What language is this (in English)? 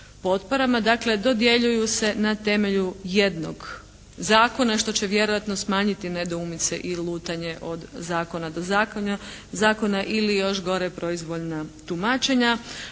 Croatian